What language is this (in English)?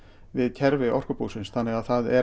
Icelandic